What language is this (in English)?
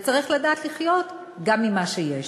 Hebrew